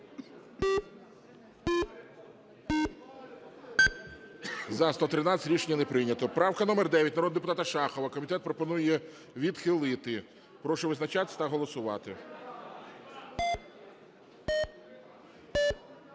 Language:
Ukrainian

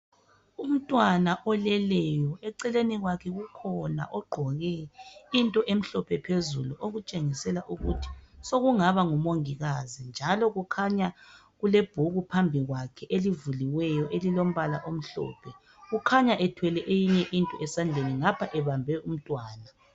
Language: North Ndebele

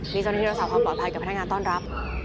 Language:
Thai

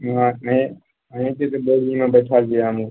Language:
Maithili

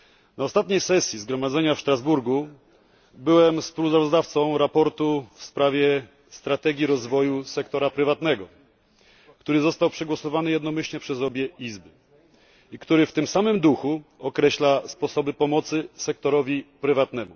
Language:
Polish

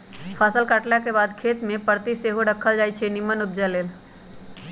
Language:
Magahi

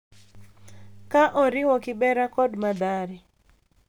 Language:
Luo (Kenya and Tanzania)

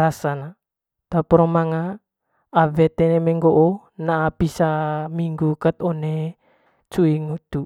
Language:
Manggarai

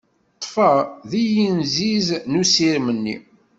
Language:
Kabyle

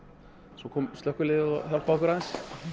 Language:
Icelandic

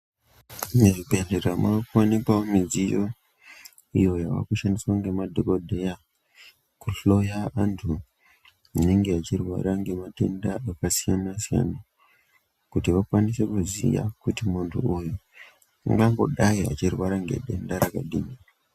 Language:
Ndau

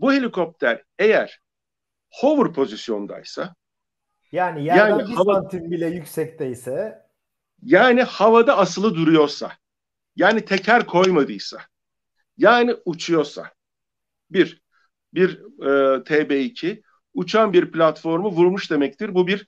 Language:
Turkish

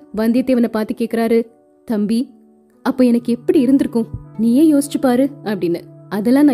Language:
Tamil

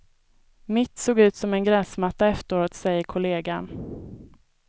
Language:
Swedish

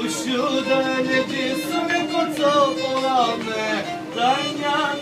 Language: Turkish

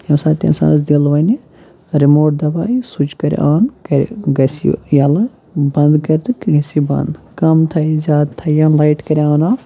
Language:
Kashmiri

